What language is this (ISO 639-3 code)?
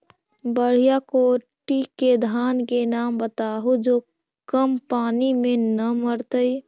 mag